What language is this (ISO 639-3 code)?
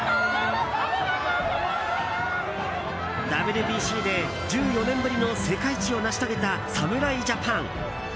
jpn